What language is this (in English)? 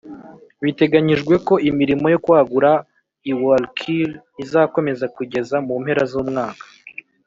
Kinyarwanda